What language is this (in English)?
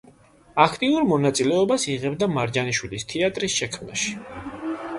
Georgian